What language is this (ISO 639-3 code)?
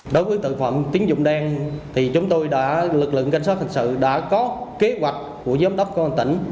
vie